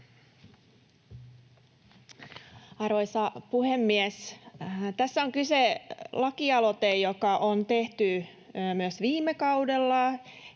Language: Finnish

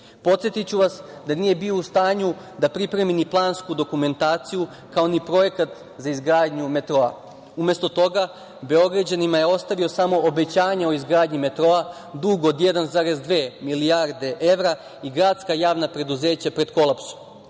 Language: Serbian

